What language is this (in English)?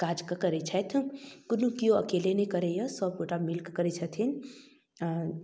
Maithili